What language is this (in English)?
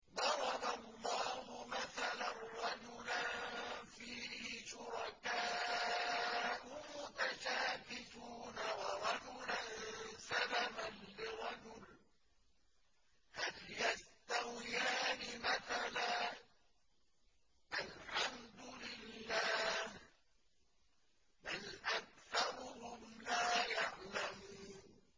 Arabic